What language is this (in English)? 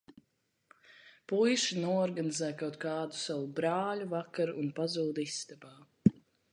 Latvian